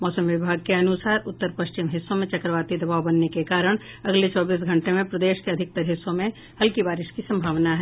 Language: Hindi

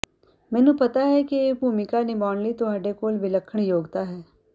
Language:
Punjabi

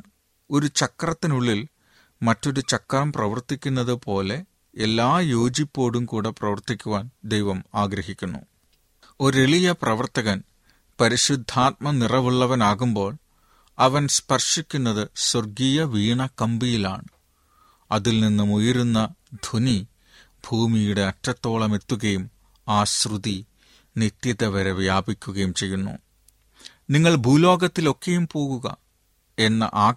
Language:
Malayalam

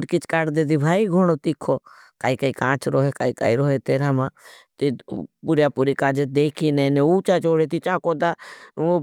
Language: Bhili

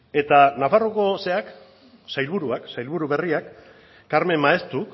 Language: Basque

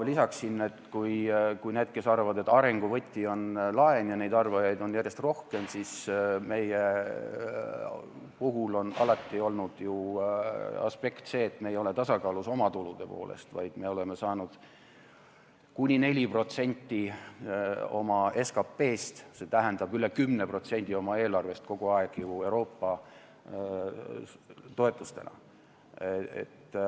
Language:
Estonian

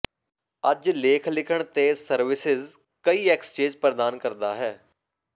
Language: Punjabi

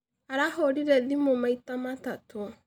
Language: Kikuyu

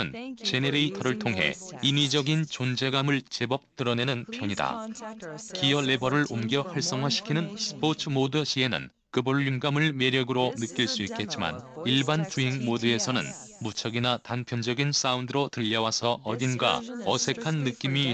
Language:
Korean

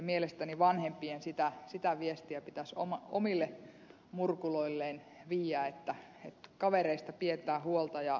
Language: Finnish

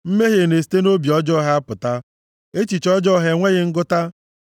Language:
Igbo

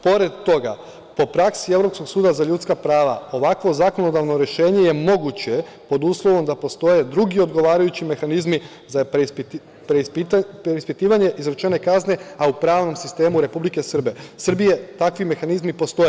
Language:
Serbian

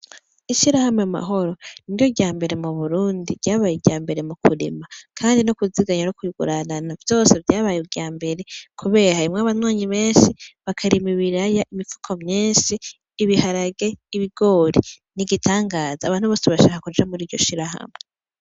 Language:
Rundi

